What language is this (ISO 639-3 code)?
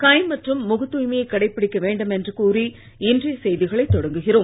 tam